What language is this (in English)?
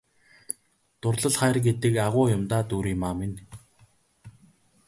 Mongolian